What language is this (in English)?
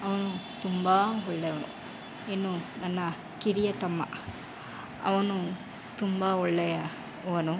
Kannada